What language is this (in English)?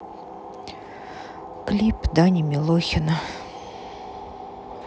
Russian